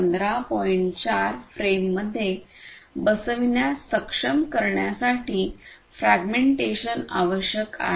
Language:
Marathi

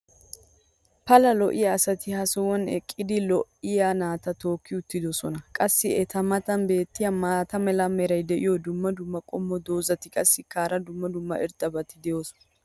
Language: Wolaytta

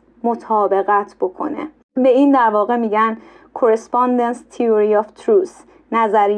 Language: Persian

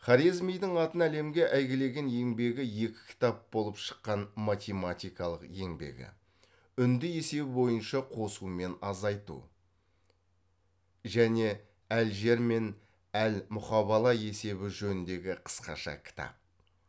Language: Kazakh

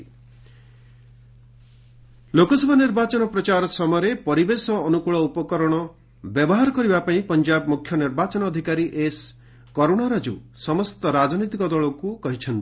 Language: Odia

